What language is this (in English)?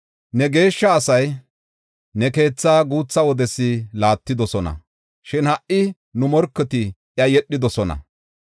Gofa